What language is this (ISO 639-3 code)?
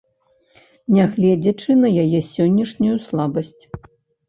bel